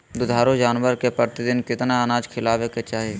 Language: Magahi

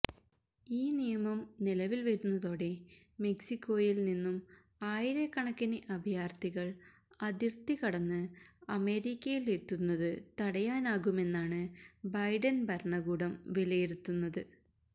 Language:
Malayalam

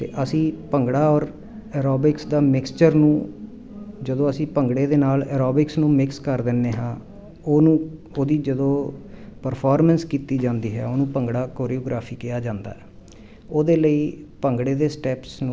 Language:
Punjabi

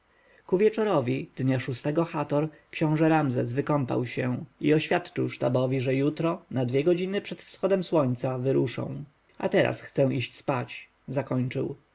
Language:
Polish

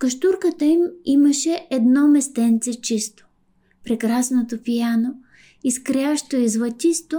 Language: Bulgarian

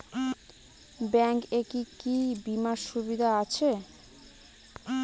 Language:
Bangla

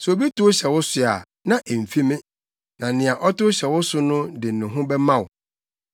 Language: Akan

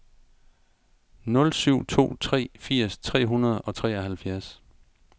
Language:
Danish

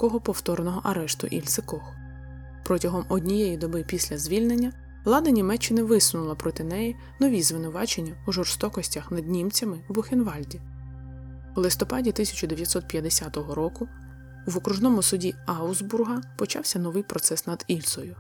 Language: Ukrainian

